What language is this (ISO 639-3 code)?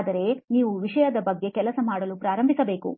kan